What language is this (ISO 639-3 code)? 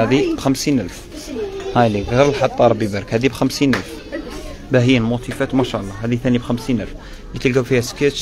ara